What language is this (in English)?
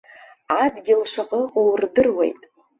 Abkhazian